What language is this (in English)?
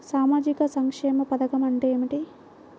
Telugu